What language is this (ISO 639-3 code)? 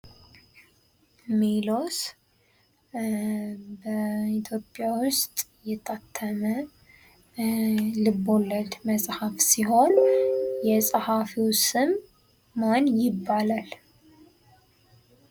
amh